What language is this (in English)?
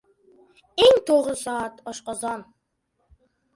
Uzbek